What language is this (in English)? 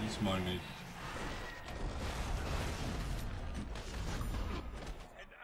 German